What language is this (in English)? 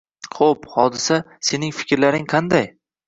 Uzbek